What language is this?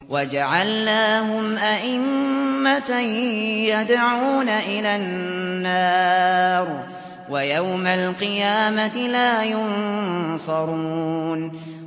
Arabic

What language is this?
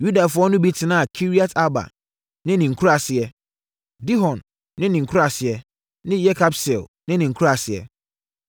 Akan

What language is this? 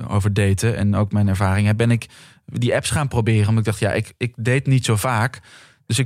Dutch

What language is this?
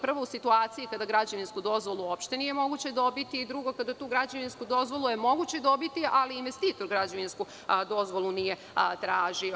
Serbian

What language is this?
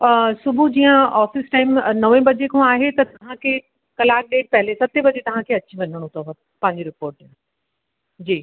Sindhi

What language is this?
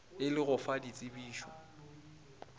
Northern Sotho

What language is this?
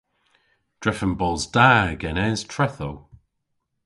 Cornish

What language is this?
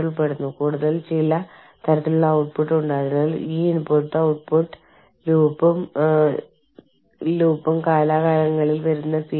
Malayalam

